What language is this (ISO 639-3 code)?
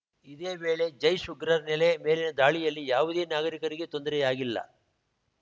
kan